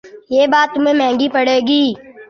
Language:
Urdu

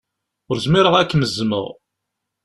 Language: Kabyle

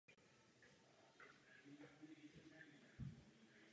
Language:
Czech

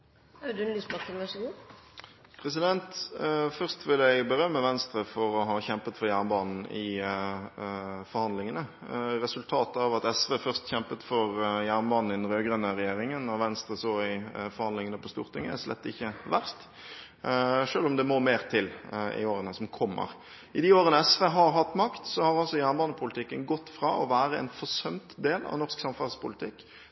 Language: Norwegian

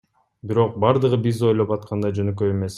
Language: Kyrgyz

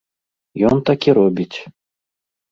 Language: Belarusian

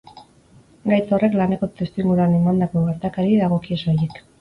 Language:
Basque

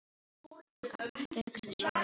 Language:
Icelandic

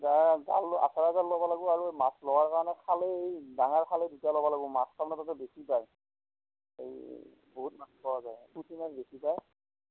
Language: Assamese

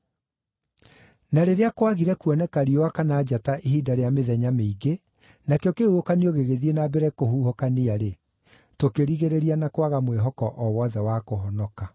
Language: Kikuyu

